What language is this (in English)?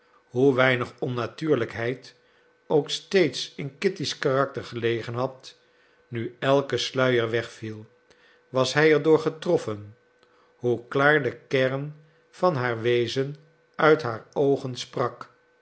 Dutch